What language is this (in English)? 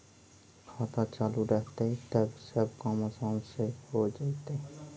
Magahi